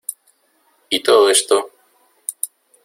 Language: Spanish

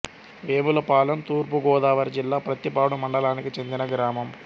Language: Telugu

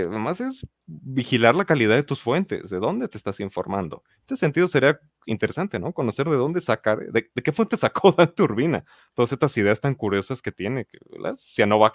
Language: Spanish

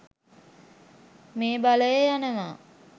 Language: Sinhala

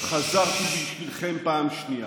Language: Hebrew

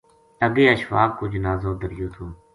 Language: Gujari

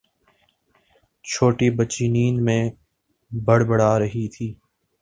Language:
Urdu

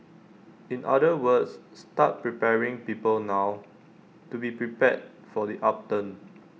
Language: English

